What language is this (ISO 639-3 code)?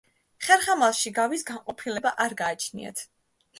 kat